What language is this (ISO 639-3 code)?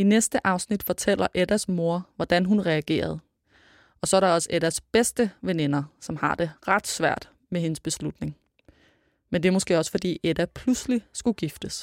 dan